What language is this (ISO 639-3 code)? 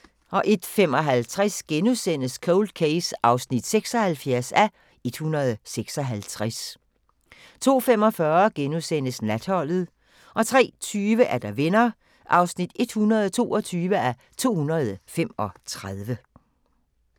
dan